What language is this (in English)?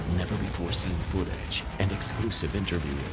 English